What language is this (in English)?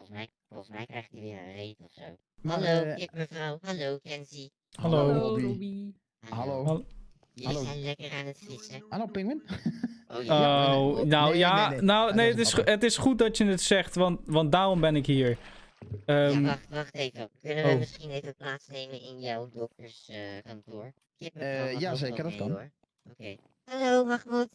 Dutch